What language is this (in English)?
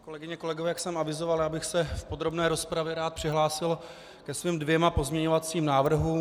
Czech